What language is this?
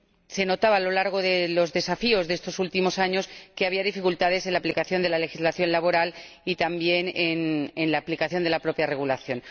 Spanish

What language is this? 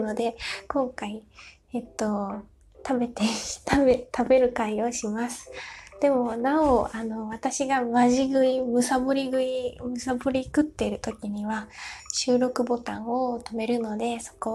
Japanese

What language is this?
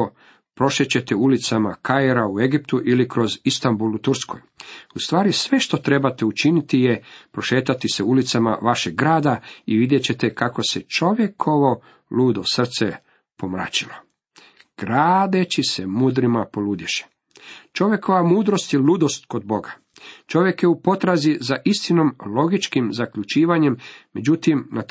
Croatian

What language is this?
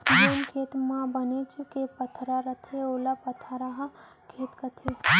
Chhattisgarhi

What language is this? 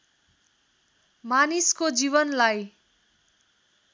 Nepali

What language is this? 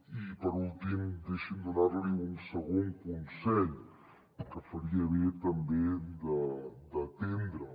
Catalan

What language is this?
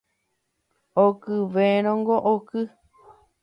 Guarani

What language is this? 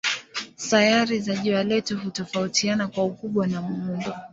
Swahili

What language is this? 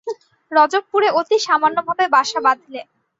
Bangla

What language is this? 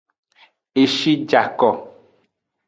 Aja (Benin)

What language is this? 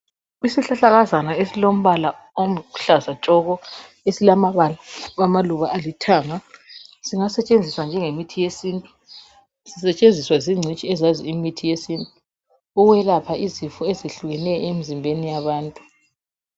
North Ndebele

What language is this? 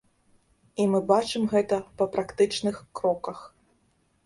Belarusian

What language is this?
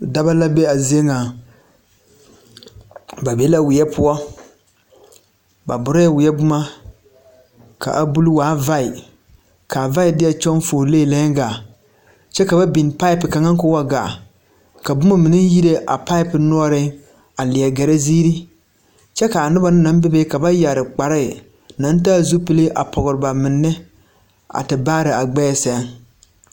Southern Dagaare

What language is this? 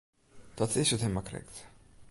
Western Frisian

